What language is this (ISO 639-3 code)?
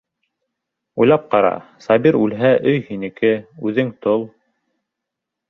bak